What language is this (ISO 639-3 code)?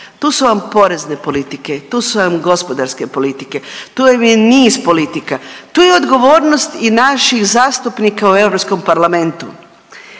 hrv